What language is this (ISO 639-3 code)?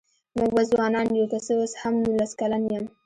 pus